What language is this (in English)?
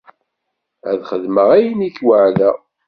Kabyle